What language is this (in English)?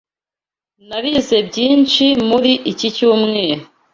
Kinyarwanda